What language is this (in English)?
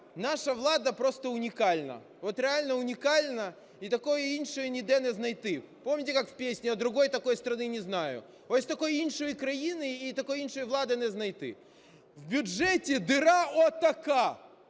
Ukrainian